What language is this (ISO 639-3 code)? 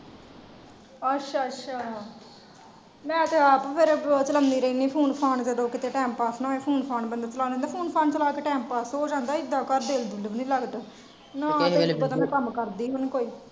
pan